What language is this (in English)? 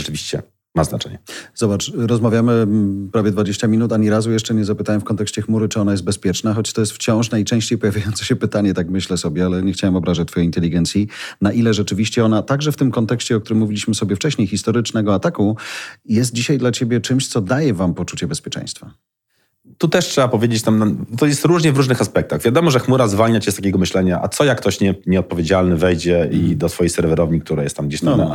Polish